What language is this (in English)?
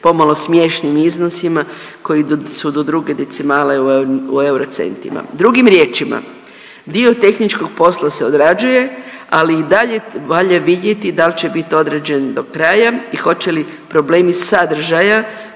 Croatian